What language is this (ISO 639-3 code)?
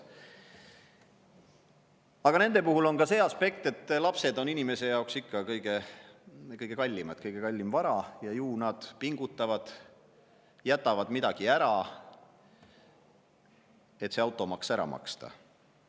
est